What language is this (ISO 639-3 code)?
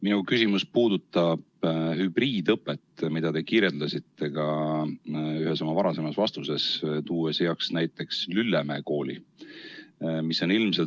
est